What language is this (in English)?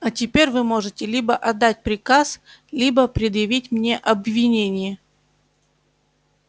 Russian